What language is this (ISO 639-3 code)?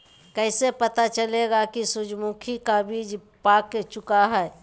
mag